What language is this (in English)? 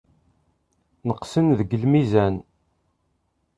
Kabyle